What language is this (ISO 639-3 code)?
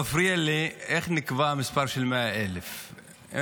heb